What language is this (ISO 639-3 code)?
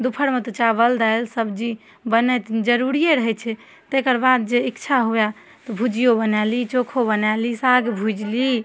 mai